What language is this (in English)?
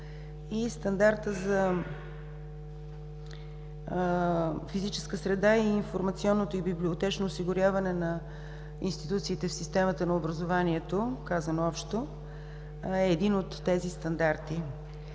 Bulgarian